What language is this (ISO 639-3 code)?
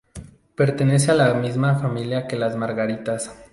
spa